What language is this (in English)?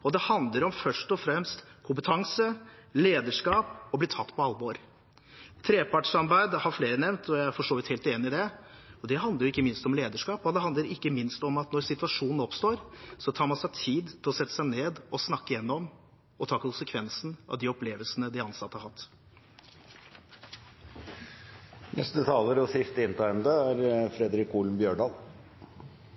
Norwegian